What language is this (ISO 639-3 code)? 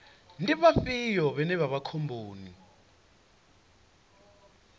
ven